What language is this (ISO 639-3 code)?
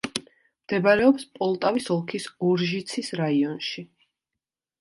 kat